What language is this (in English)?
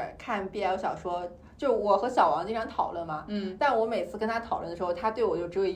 Chinese